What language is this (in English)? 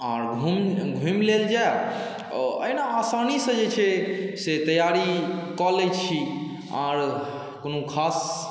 Maithili